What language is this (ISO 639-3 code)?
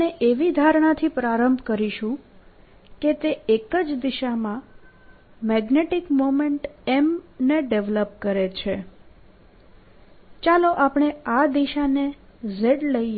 guj